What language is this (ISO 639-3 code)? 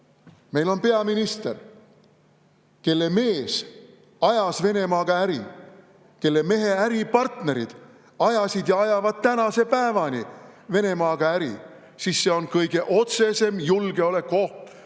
est